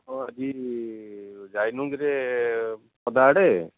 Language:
Odia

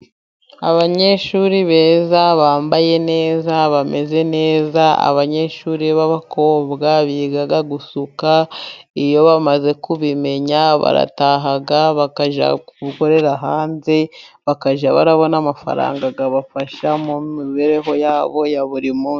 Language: Kinyarwanda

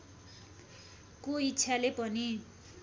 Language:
Nepali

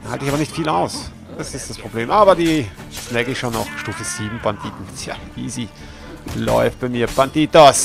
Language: German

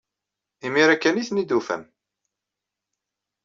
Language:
Kabyle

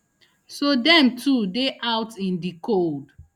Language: Nigerian Pidgin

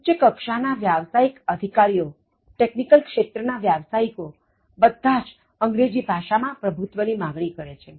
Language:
Gujarati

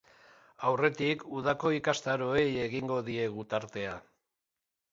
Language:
Basque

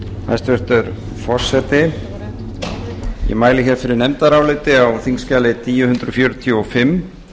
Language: Icelandic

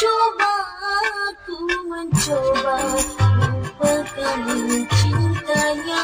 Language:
Indonesian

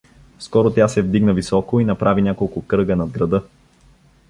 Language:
Bulgarian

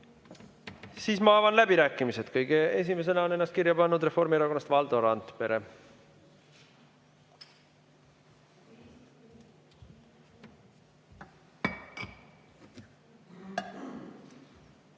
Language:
Estonian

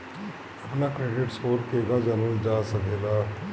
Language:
Bhojpuri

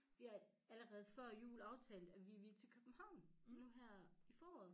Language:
Danish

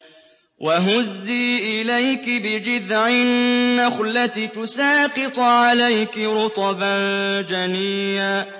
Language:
Arabic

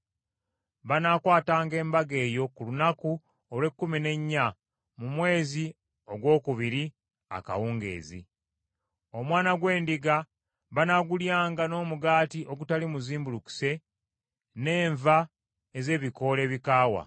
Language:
Ganda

